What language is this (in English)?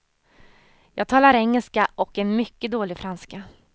Swedish